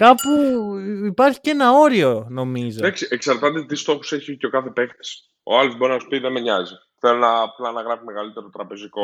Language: Greek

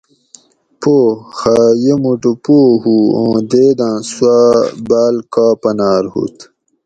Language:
Gawri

